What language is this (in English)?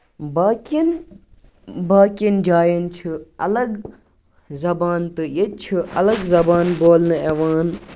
Kashmiri